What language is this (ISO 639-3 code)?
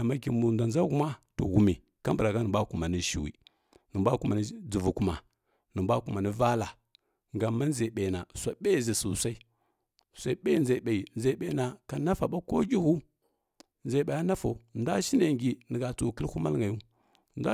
fkk